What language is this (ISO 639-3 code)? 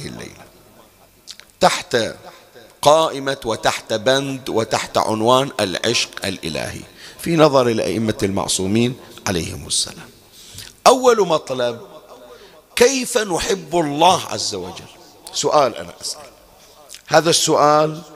ara